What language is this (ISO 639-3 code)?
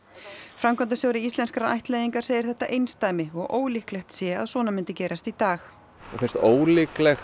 isl